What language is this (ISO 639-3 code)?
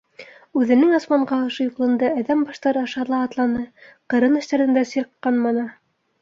bak